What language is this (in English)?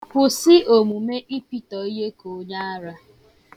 Igbo